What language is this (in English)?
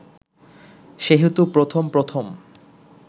Bangla